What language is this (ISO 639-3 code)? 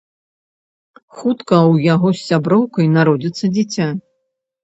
bel